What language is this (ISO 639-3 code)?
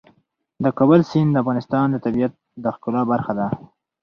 pus